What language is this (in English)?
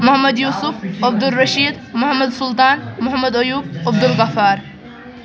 Kashmiri